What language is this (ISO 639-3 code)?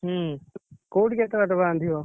ori